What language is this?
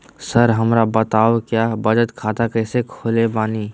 Magahi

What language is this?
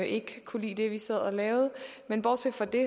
Danish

